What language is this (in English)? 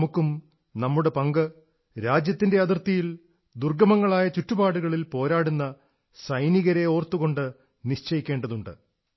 Malayalam